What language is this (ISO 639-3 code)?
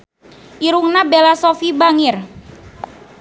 sun